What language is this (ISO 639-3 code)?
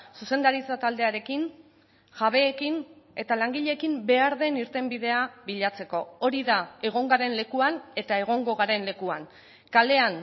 eus